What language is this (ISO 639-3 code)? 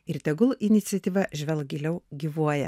lit